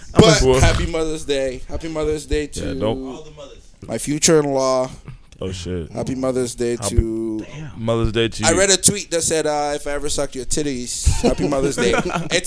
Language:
English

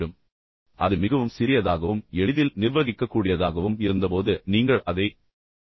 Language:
Tamil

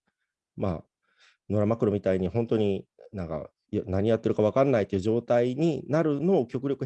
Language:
Japanese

